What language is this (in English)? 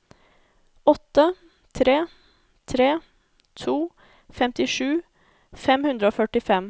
Norwegian